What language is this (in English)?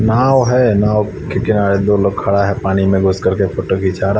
Hindi